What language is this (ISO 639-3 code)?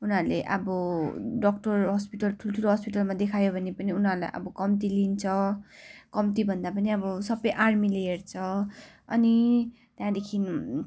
nep